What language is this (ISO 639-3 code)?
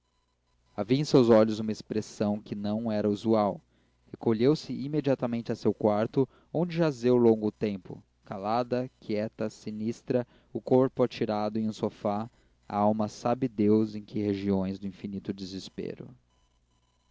por